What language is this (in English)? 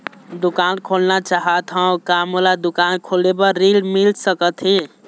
Chhattisgarhi